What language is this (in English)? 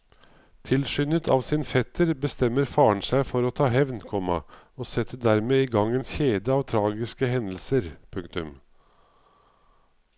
Norwegian